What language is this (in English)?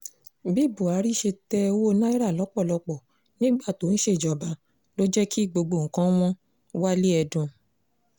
Yoruba